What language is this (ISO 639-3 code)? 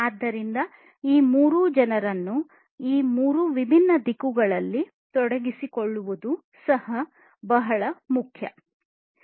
kan